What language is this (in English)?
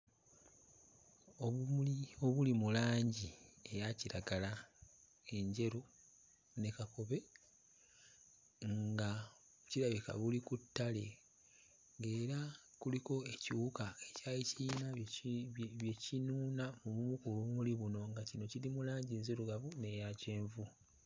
Ganda